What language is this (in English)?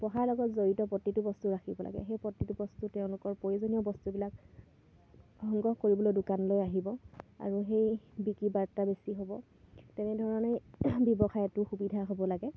Assamese